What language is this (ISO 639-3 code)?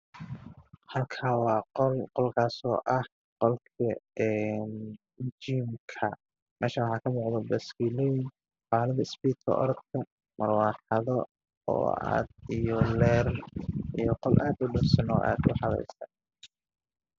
som